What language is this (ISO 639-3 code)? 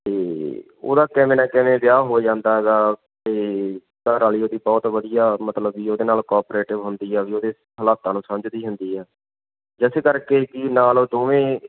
pan